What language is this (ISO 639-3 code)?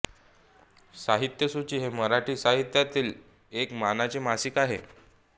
mar